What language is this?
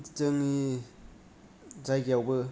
Bodo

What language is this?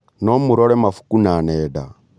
Kikuyu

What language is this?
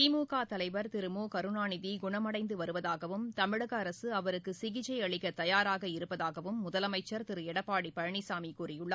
Tamil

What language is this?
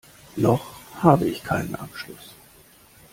German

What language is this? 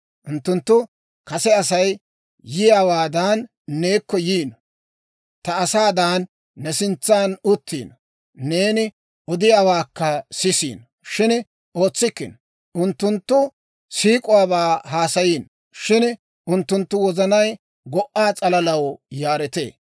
Dawro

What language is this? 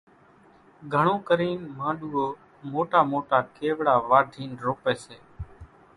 Kachi Koli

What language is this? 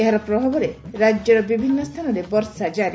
Odia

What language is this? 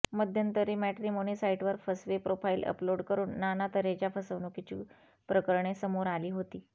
Marathi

